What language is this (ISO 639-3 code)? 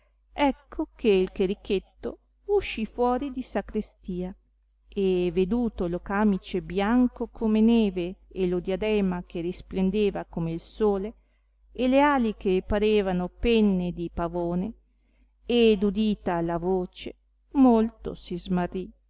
ita